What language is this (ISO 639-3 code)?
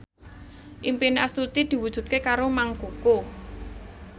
jav